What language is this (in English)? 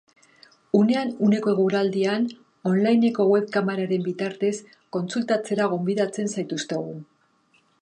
Basque